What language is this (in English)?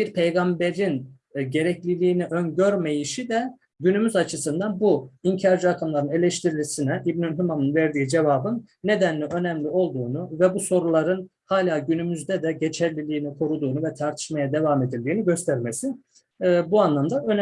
Turkish